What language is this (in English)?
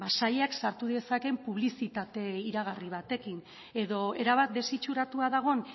Basque